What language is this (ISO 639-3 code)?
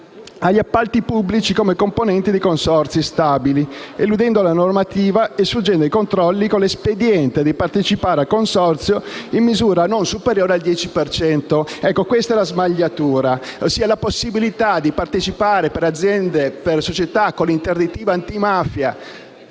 ita